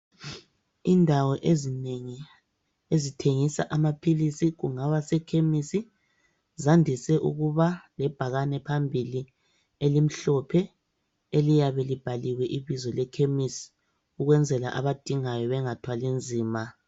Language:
North Ndebele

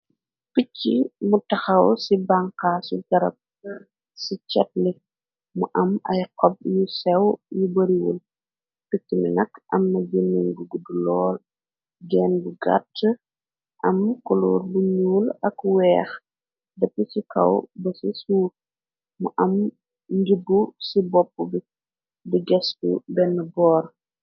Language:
Wolof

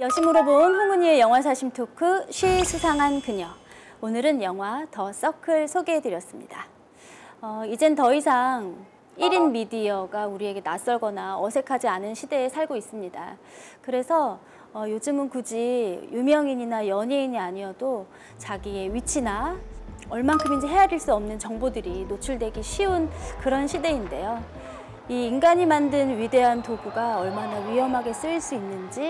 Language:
Korean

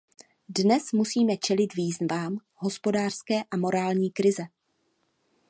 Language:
Czech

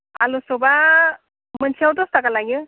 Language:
Bodo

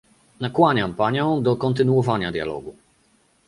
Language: Polish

